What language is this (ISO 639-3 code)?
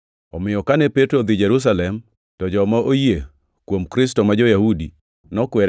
luo